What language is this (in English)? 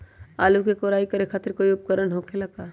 Magahi